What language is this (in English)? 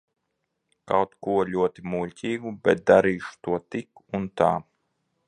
Latvian